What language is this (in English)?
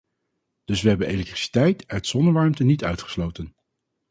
Dutch